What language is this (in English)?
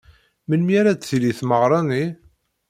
Kabyle